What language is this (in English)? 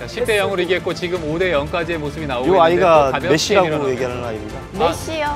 Korean